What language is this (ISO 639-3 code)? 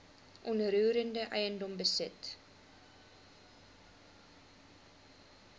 afr